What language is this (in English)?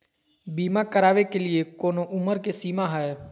Magahi